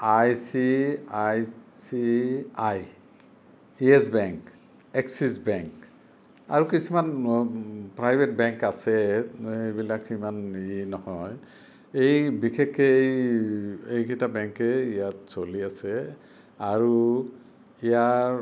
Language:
Assamese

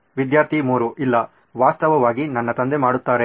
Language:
Kannada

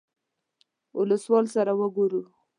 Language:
Pashto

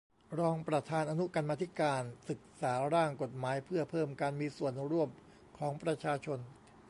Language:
Thai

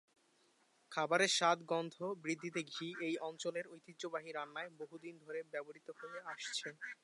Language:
Bangla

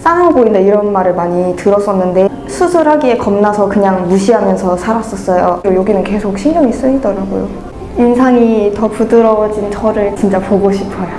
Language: Korean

